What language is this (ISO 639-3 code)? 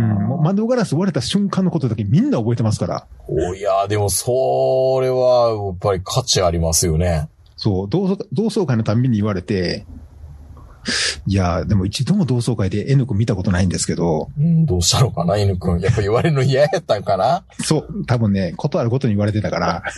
jpn